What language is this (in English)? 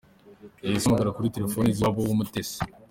Kinyarwanda